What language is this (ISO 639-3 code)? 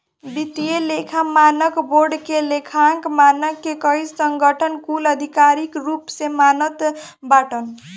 bho